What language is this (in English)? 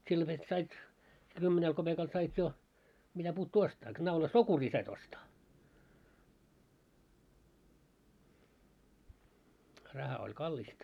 Finnish